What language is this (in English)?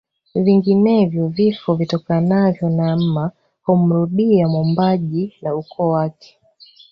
Swahili